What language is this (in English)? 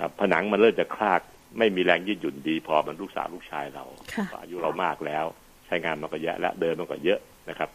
Thai